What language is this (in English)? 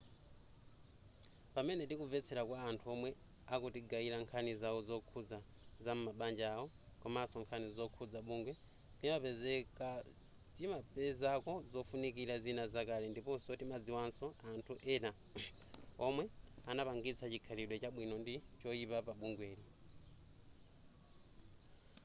Nyanja